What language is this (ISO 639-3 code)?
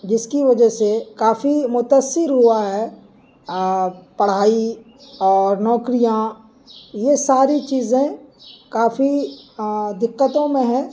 urd